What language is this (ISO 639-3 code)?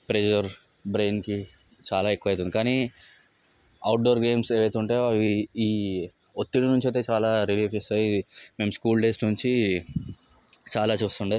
tel